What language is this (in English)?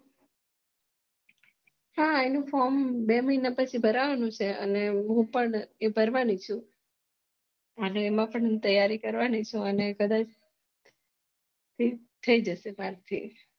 Gujarati